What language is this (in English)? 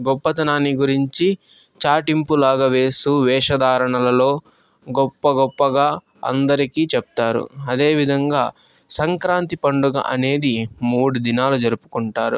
Telugu